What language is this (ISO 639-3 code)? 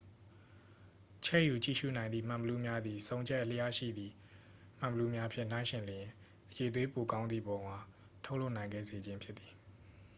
mya